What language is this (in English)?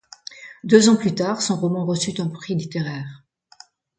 French